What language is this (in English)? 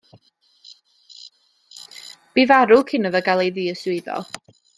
Welsh